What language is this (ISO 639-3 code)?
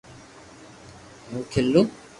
lrk